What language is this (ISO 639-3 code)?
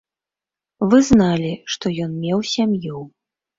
bel